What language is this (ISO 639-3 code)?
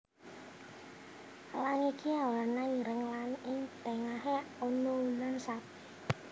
jav